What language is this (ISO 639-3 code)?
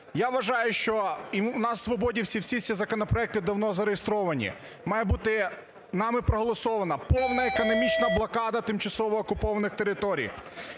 ukr